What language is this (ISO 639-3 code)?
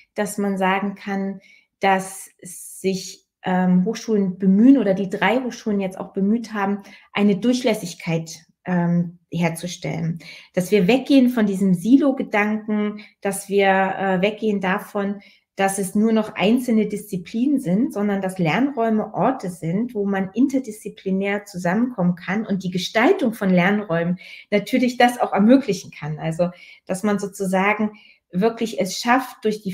deu